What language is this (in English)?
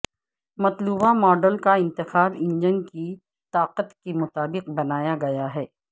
Urdu